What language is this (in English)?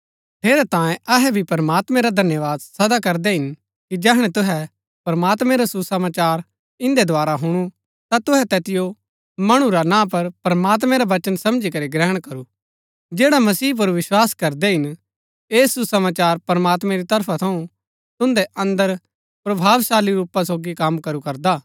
Gaddi